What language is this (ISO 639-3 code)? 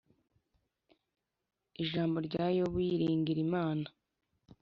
kin